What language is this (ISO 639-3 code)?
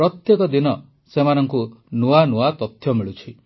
ori